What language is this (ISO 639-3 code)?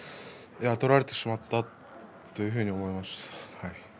jpn